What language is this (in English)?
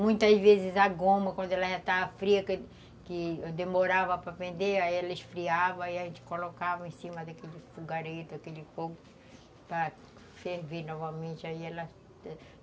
Portuguese